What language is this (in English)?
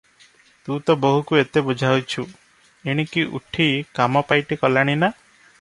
Odia